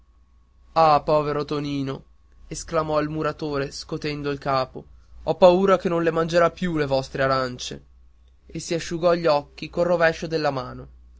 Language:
Italian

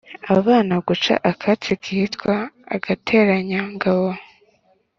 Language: Kinyarwanda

